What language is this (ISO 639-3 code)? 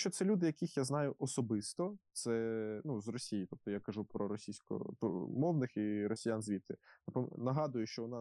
ukr